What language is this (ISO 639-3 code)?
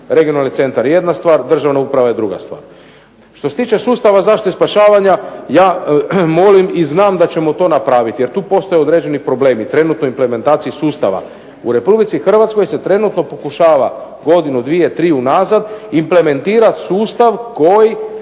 hrv